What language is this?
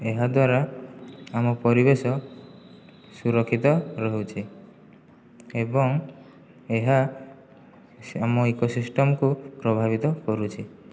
Odia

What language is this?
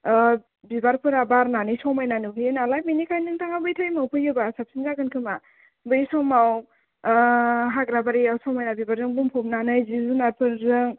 Bodo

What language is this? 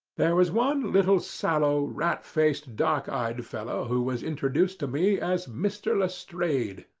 English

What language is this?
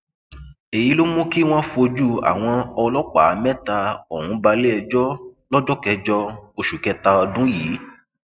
Yoruba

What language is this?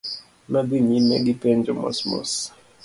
Luo (Kenya and Tanzania)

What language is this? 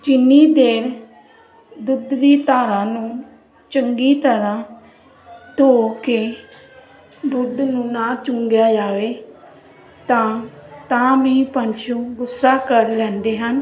Punjabi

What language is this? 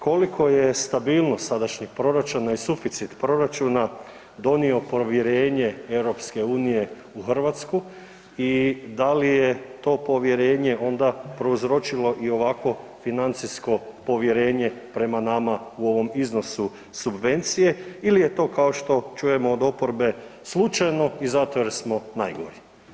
Croatian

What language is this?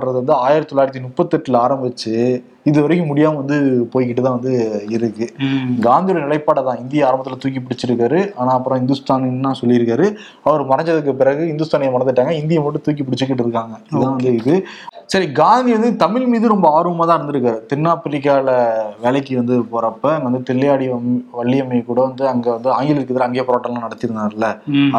Tamil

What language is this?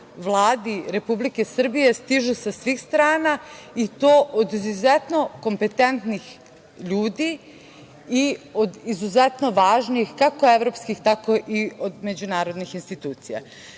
Serbian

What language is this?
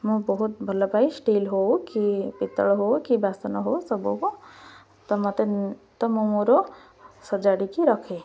Odia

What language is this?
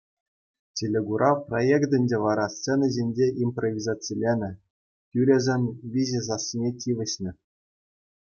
Chuvash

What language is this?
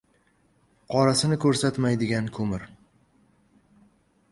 Uzbek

